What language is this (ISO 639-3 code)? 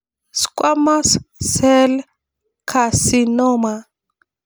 mas